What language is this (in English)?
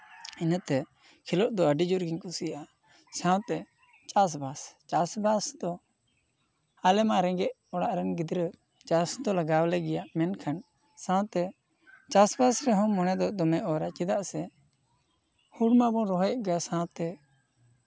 Santali